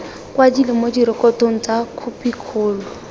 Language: Tswana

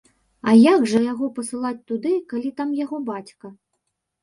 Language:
Belarusian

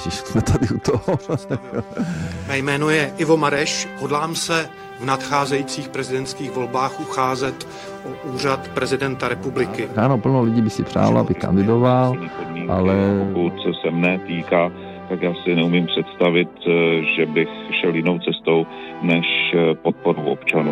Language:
Czech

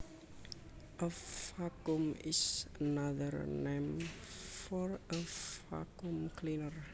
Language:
Javanese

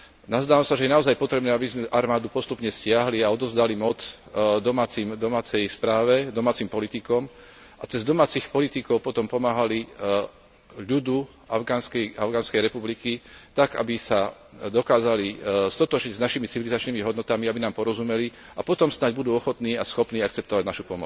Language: Slovak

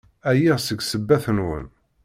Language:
Kabyle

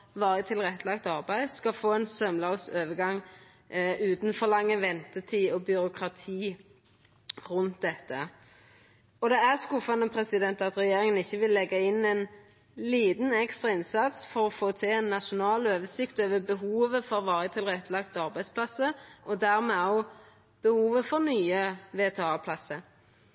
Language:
Norwegian Nynorsk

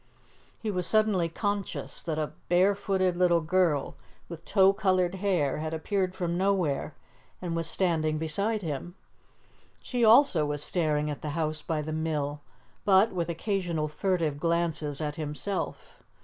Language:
English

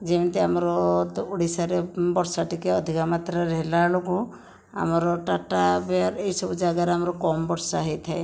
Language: Odia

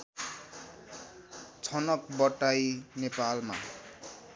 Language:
Nepali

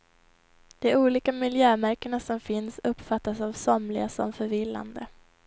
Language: Swedish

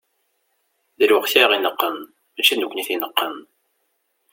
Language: Kabyle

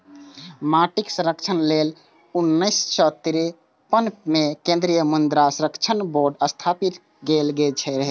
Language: Maithili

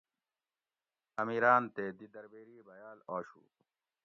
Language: Gawri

